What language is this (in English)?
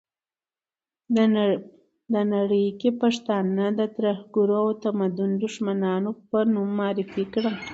Pashto